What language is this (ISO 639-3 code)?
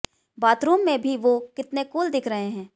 hin